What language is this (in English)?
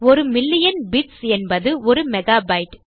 Tamil